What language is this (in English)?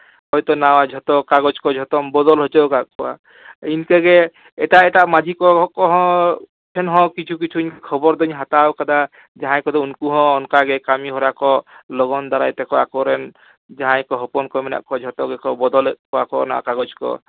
Santali